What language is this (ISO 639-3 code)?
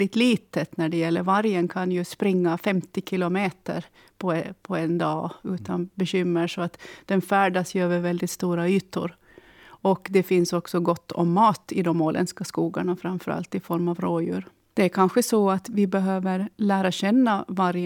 swe